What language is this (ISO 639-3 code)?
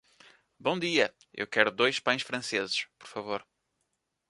por